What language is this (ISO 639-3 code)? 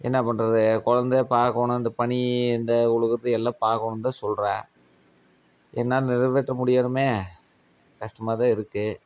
tam